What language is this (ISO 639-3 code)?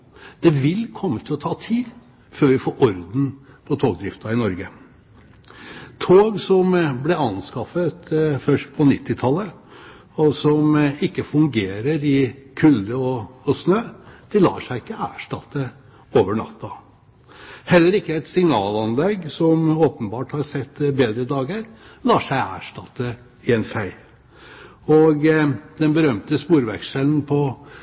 nob